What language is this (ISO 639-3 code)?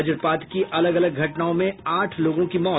hin